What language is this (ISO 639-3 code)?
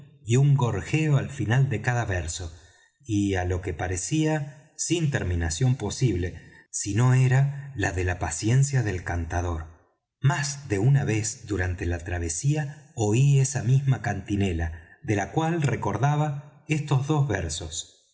spa